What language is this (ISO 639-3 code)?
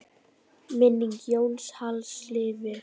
isl